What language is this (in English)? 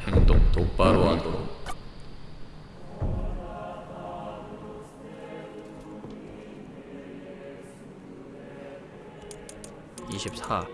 Korean